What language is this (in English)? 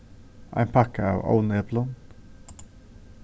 Faroese